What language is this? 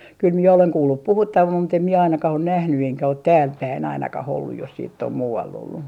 Finnish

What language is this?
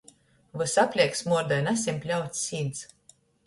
Latgalian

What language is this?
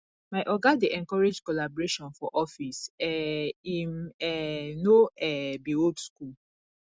Nigerian Pidgin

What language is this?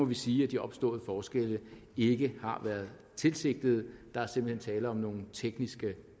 Danish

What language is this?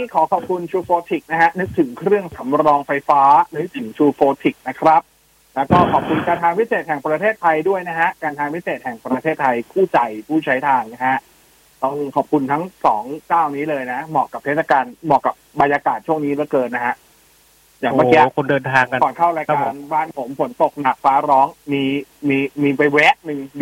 Thai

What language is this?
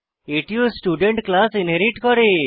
Bangla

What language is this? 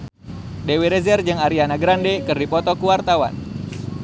Sundanese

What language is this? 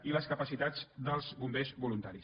Catalan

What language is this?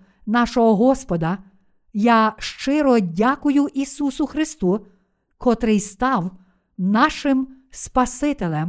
Ukrainian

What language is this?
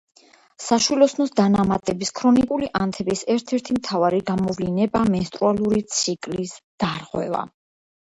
Georgian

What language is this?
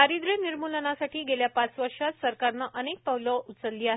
Marathi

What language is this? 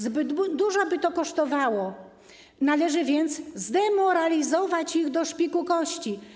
Polish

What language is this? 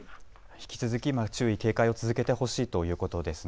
Japanese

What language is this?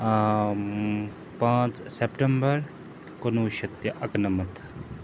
Kashmiri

